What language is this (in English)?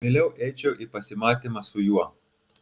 Lithuanian